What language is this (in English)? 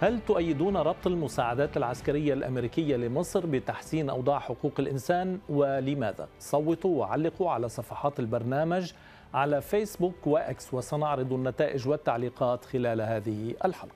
Arabic